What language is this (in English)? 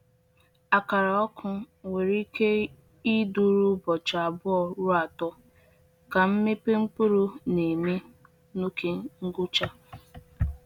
Igbo